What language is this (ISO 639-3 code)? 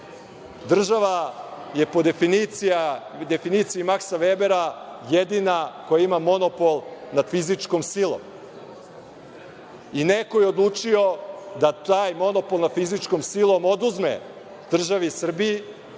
srp